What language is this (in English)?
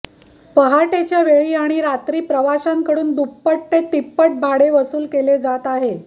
Marathi